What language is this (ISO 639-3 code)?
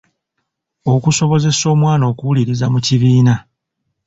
lug